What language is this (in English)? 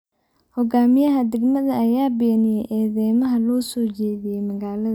Somali